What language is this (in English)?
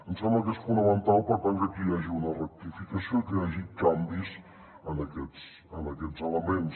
Catalan